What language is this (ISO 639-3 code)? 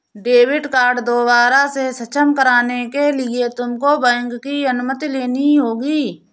hin